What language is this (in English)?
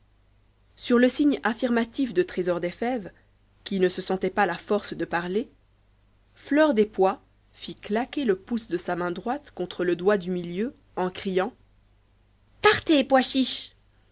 French